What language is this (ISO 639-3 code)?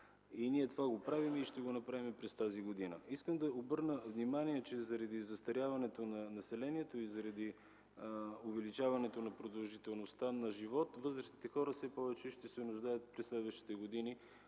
bul